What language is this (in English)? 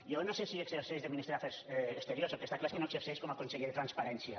Catalan